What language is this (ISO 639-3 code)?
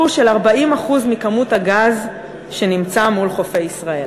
heb